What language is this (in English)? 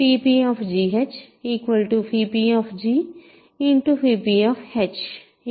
Telugu